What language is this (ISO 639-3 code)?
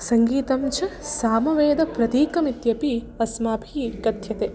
san